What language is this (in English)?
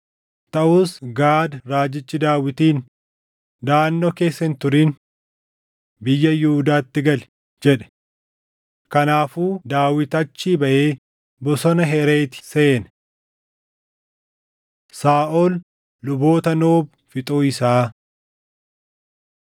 Oromo